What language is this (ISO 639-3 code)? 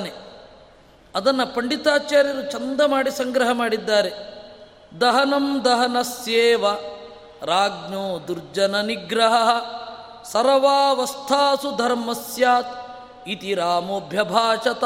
kan